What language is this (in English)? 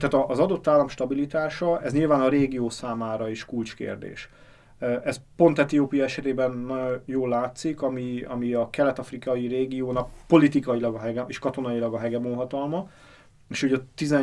Hungarian